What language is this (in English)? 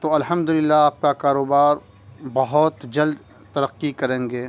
Urdu